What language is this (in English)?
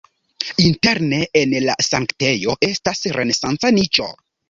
Esperanto